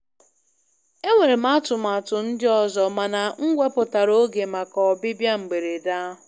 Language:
Igbo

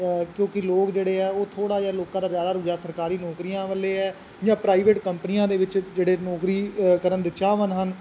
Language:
Punjabi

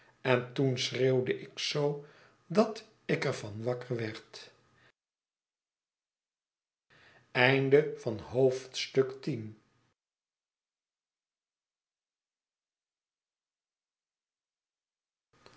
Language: Dutch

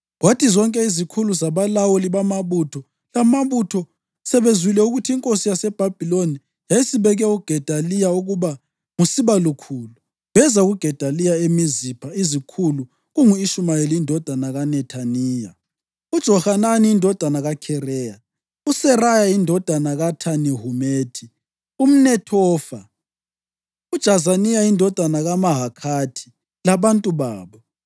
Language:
North Ndebele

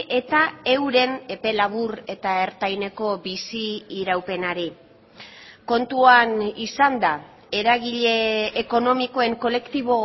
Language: Basque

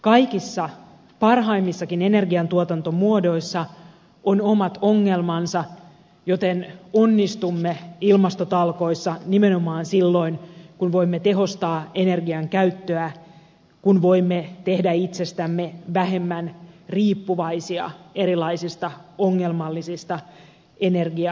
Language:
Finnish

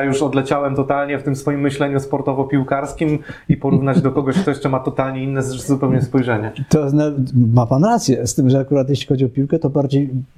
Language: Polish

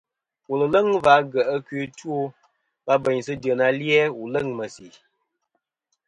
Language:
Kom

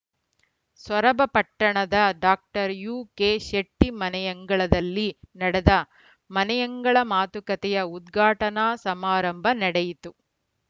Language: Kannada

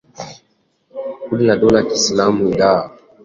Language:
Swahili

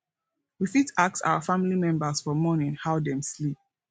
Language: Nigerian Pidgin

